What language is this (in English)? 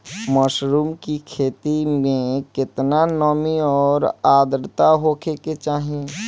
Bhojpuri